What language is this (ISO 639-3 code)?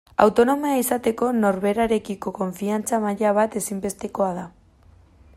eus